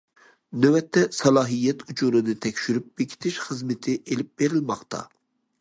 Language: Uyghur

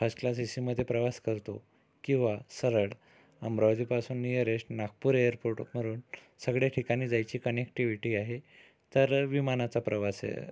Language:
Marathi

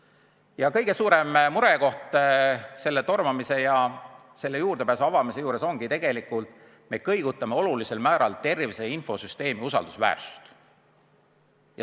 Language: Estonian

